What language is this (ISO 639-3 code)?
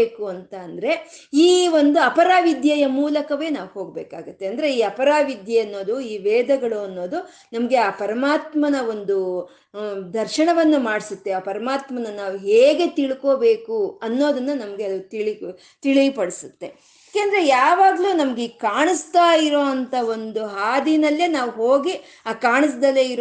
kan